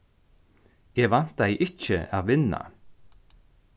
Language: Faroese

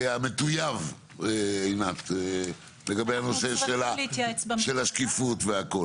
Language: Hebrew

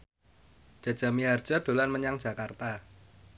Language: Javanese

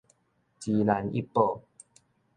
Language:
Min Nan Chinese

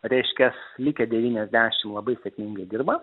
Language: Lithuanian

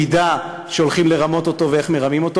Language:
Hebrew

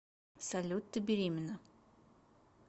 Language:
Russian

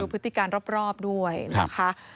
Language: Thai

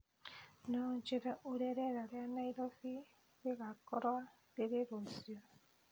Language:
Kikuyu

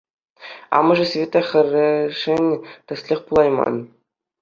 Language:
Chuvash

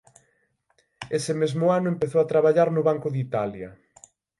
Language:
Galician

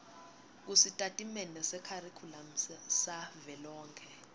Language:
Swati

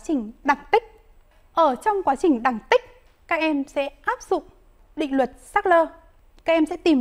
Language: Vietnamese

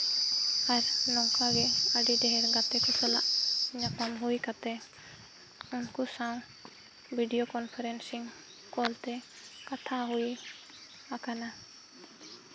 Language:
Santali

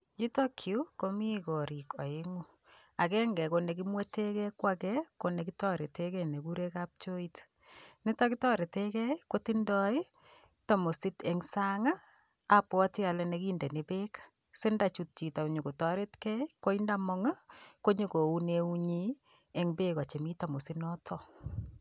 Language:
Kalenjin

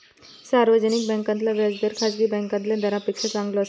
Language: Marathi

